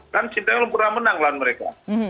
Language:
Indonesian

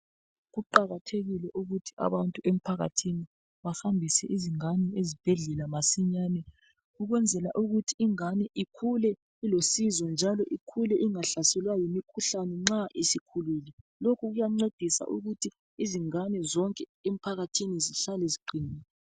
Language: North Ndebele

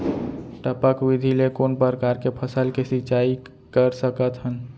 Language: Chhattisgarhi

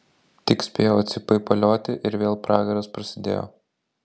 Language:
Lithuanian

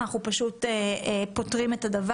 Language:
Hebrew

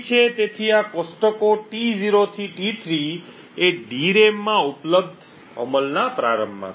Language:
Gujarati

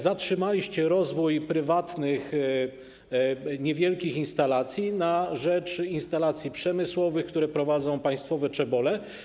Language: Polish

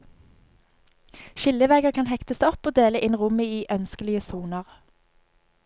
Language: Norwegian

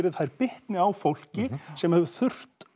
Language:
Icelandic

